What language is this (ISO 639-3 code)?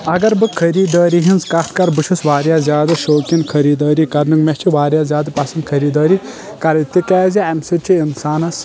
kas